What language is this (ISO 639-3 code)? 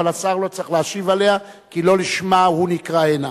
heb